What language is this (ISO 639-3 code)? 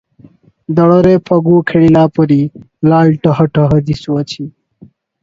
ori